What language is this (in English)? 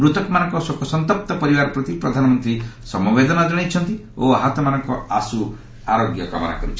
Odia